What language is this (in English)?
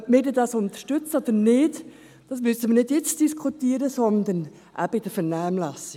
Swiss German